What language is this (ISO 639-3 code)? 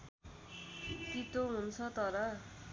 nep